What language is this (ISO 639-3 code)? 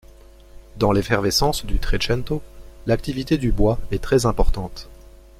fra